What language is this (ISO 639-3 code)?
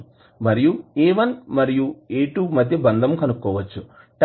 tel